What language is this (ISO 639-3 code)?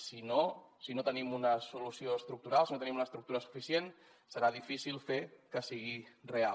cat